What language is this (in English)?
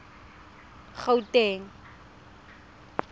Tswana